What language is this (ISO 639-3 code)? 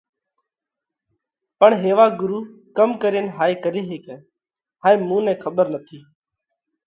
kvx